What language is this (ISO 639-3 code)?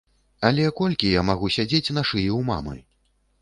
bel